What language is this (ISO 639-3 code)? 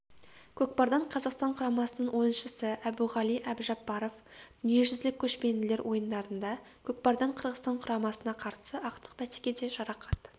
kaz